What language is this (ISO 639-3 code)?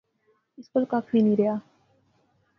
phr